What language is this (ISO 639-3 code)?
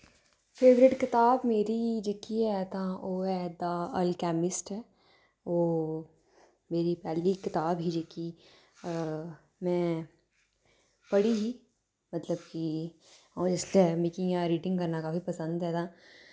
doi